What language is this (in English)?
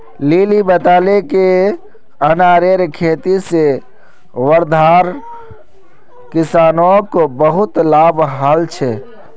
Magahi